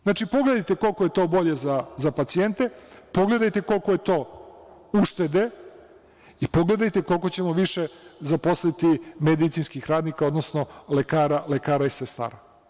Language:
Serbian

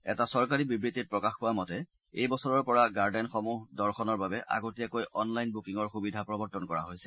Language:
Assamese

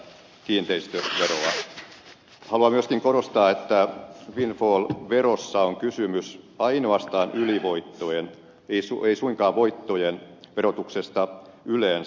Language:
Finnish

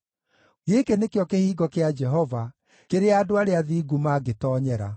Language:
Kikuyu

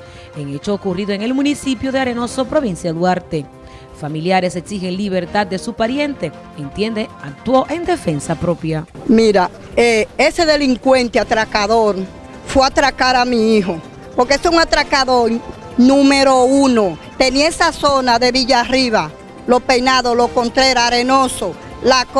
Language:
Spanish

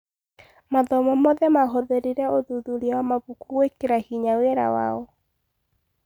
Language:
Kikuyu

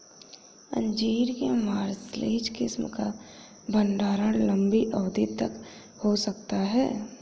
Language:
Hindi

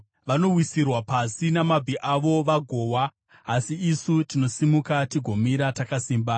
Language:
Shona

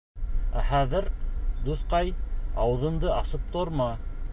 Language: Bashkir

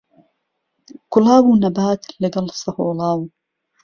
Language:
Central Kurdish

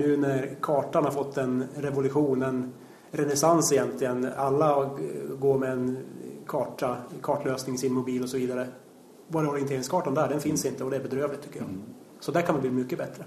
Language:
Swedish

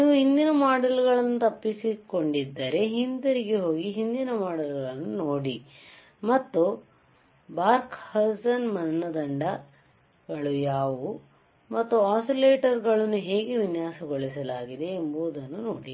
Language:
Kannada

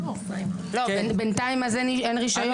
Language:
Hebrew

